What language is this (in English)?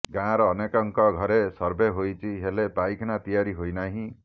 Odia